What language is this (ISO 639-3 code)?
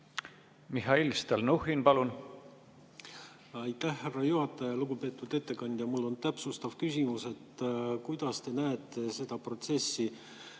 est